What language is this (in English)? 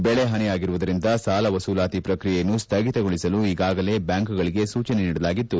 Kannada